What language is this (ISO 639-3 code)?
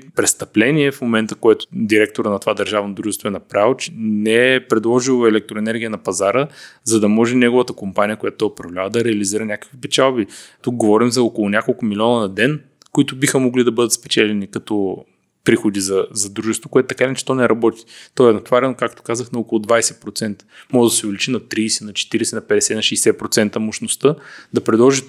bul